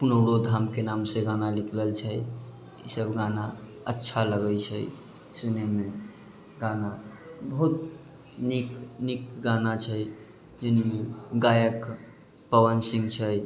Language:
Maithili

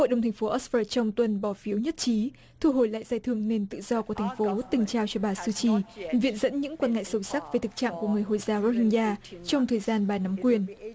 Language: Vietnamese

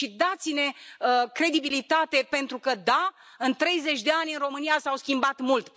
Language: Romanian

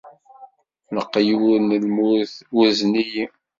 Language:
Kabyle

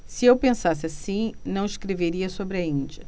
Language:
Portuguese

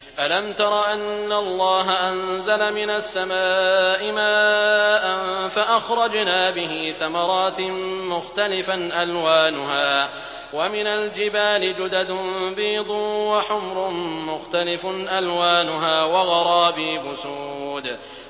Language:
Arabic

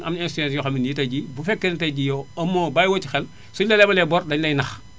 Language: Wolof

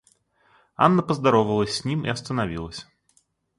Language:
Russian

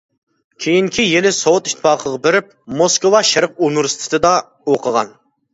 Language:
Uyghur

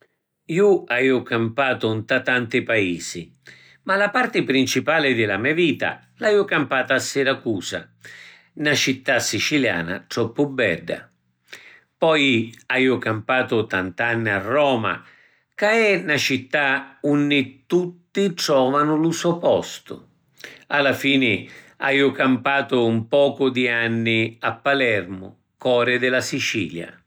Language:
Sicilian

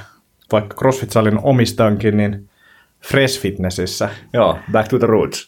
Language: Finnish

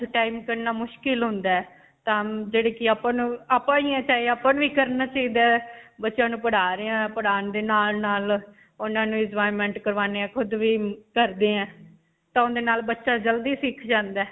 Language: Punjabi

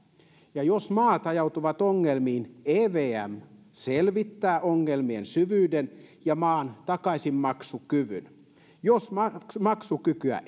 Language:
Finnish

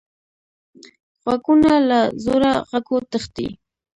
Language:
Pashto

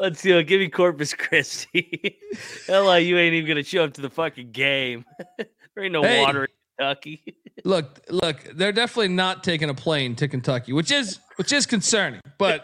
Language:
English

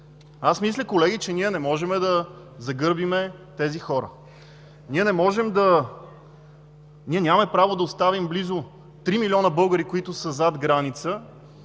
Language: Bulgarian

